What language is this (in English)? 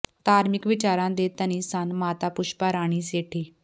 Punjabi